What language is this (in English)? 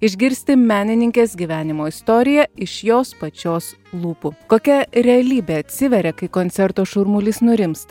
Lithuanian